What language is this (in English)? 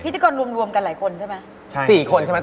Thai